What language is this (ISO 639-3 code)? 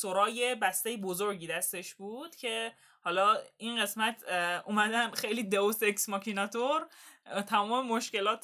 fas